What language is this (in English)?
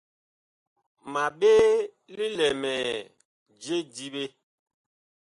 Bakoko